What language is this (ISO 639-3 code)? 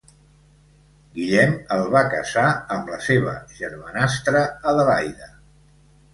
cat